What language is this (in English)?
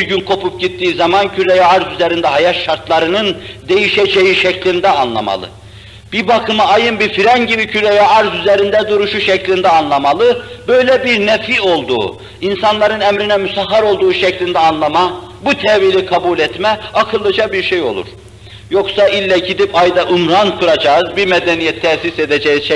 Turkish